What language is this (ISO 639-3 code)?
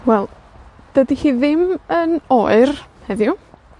cym